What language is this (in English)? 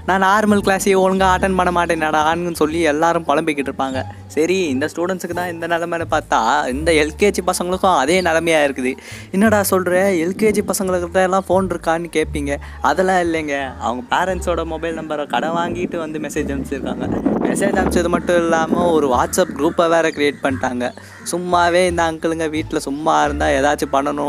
Tamil